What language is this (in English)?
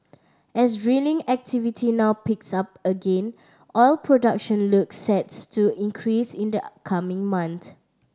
English